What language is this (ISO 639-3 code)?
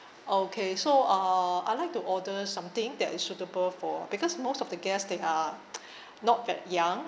eng